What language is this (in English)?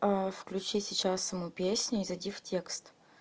Russian